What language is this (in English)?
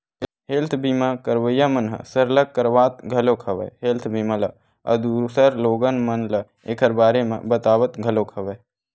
Chhattisgarhi